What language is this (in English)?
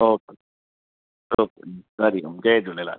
Sindhi